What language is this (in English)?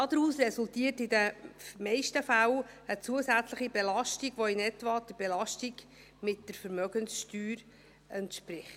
Swiss German